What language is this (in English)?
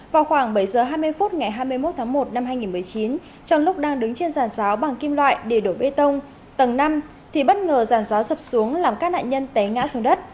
Vietnamese